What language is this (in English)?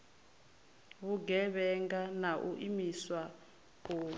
Venda